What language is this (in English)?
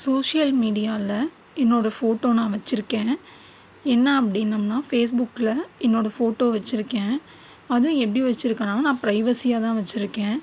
Tamil